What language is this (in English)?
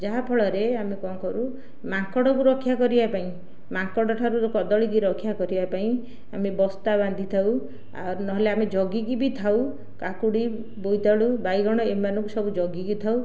Odia